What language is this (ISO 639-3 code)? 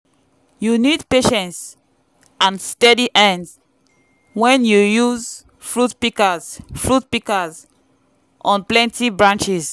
pcm